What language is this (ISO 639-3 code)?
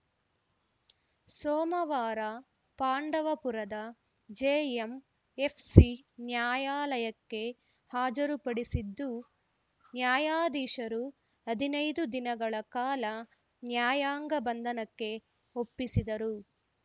kan